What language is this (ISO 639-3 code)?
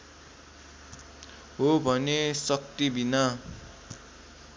nep